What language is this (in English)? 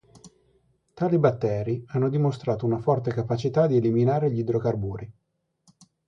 Italian